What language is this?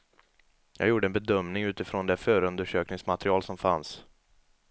Swedish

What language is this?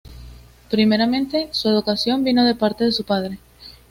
Spanish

